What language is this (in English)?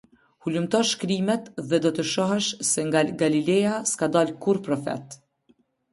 Albanian